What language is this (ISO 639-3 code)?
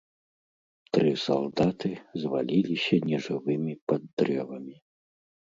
bel